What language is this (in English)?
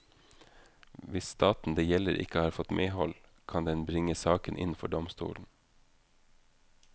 Norwegian